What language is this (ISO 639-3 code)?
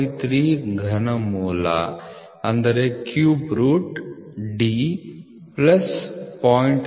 kan